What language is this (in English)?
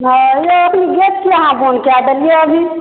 Maithili